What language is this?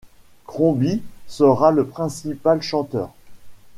French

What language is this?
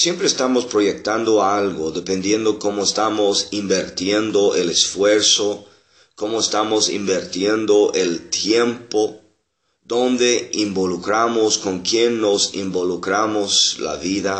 Spanish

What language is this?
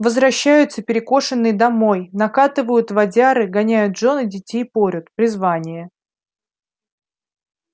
Russian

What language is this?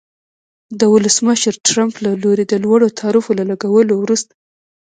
Pashto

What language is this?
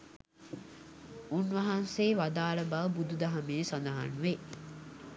Sinhala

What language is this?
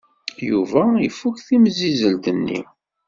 Kabyle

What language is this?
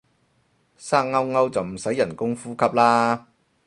Cantonese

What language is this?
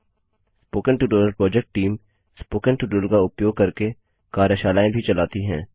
Hindi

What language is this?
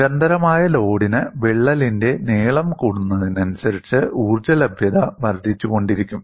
Malayalam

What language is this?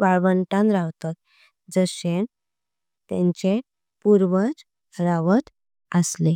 Konkani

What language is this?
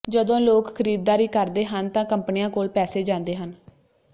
Punjabi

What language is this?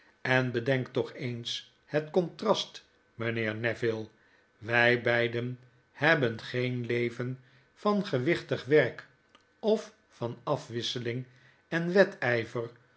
Dutch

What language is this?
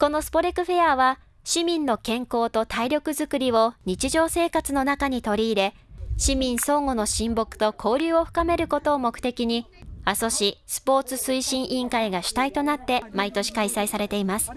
Japanese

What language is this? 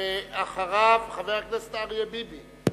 Hebrew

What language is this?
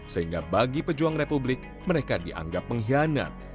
Indonesian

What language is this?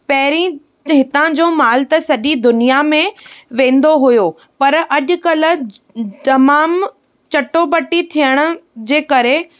Sindhi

